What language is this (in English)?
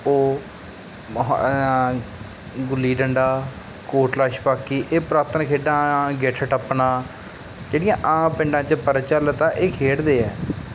Punjabi